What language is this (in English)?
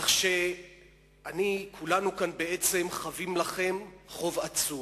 Hebrew